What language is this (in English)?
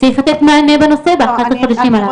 Hebrew